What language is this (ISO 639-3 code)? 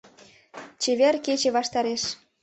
chm